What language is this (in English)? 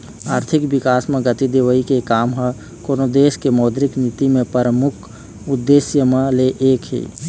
Chhattisgarhi